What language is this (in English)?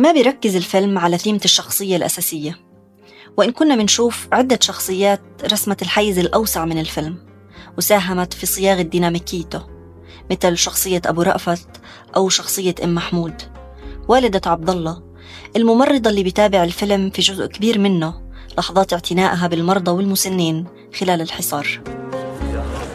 Arabic